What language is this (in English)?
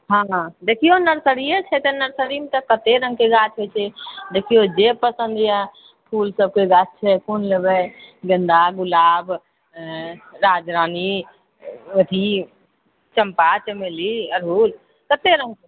Maithili